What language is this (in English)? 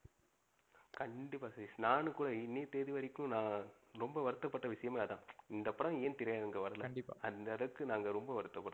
Tamil